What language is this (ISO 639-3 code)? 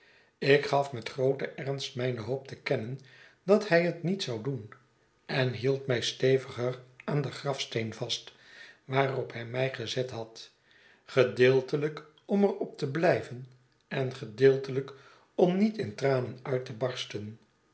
nld